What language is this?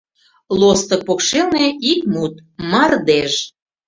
Mari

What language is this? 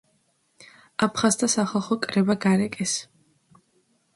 Georgian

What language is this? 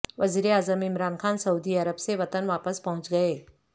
Urdu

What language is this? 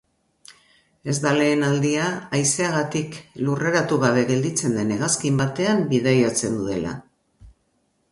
Basque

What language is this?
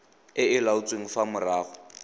Tswana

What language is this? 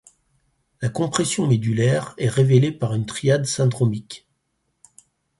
French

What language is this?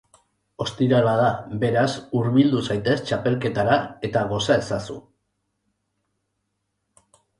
Basque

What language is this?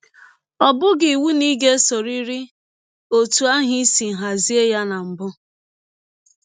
Igbo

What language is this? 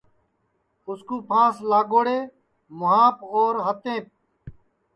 Sansi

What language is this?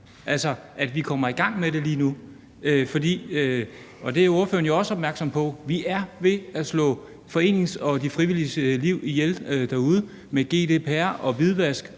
Danish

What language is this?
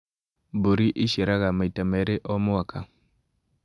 Kikuyu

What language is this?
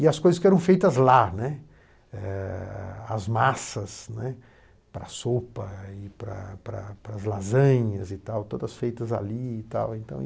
Portuguese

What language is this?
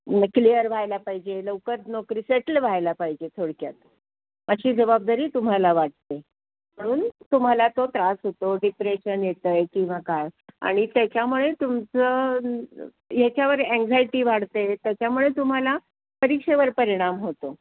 Marathi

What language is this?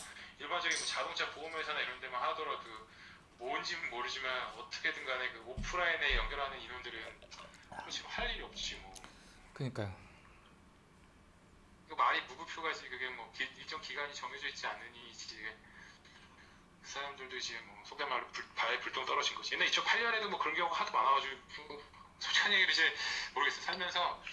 Korean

